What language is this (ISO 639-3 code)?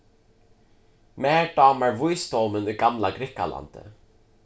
fao